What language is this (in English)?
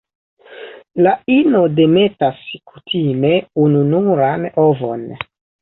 Esperanto